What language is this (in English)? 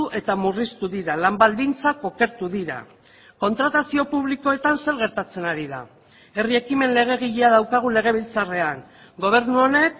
Basque